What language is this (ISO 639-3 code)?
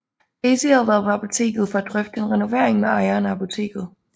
dan